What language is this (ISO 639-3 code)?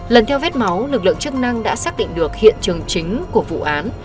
vie